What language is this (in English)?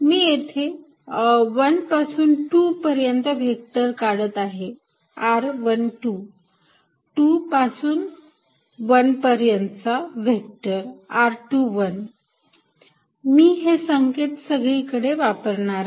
Marathi